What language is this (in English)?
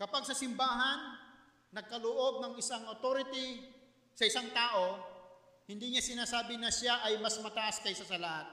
Filipino